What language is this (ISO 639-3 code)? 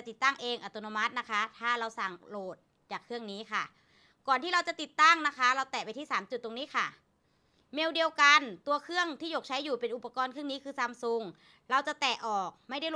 tha